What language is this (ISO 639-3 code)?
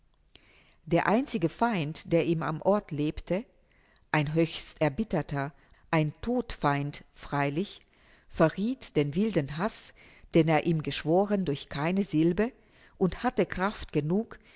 deu